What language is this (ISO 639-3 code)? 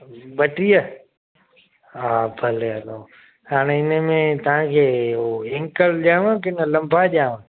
snd